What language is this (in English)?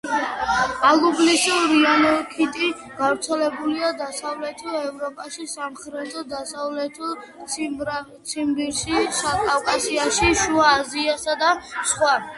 Georgian